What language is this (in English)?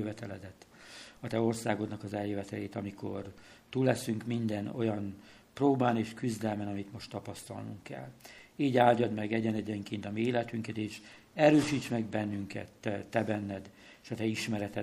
Hungarian